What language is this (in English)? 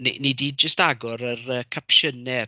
Welsh